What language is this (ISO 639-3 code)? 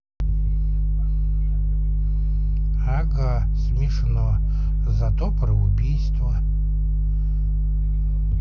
rus